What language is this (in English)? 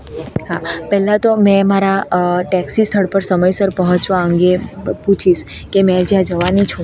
Gujarati